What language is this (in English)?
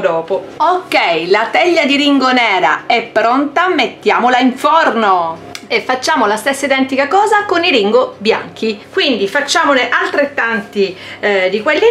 Italian